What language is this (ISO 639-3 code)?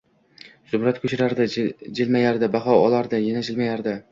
uzb